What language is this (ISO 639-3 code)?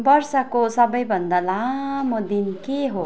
nep